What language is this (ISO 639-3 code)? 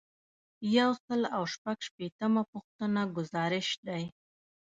pus